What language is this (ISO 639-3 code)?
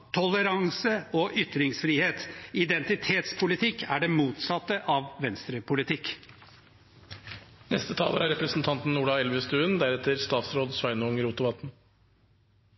nob